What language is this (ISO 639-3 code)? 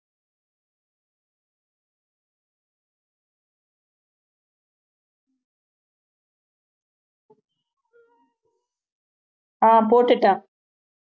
tam